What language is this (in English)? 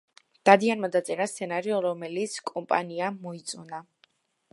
Georgian